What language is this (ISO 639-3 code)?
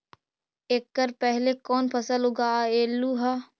mag